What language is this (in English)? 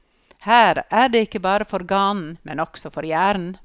Norwegian